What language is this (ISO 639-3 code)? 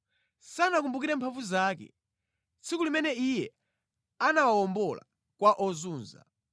nya